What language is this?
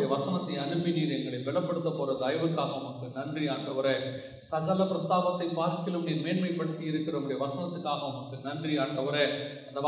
Tamil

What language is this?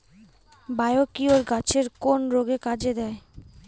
Bangla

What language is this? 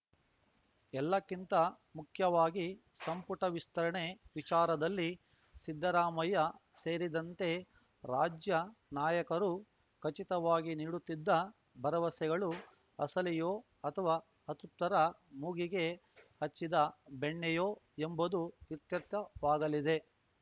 Kannada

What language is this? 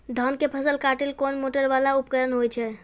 Maithili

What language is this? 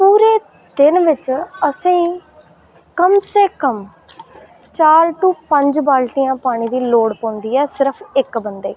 Dogri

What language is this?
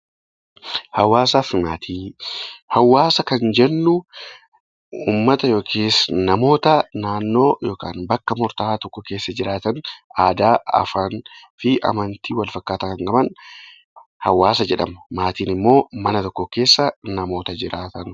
Oromo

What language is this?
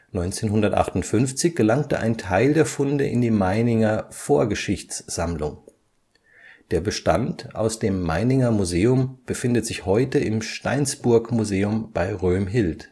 German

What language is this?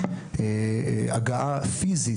Hebrew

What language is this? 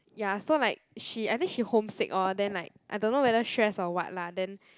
English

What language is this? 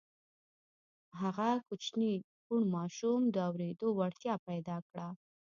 Pashto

